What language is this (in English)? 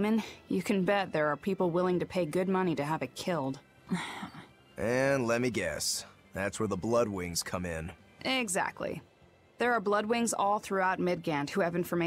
English